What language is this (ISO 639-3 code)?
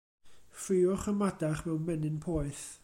cym